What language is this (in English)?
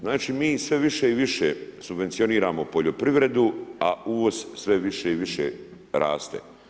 Croatian